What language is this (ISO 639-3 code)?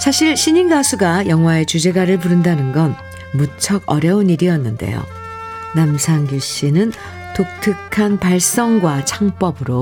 kor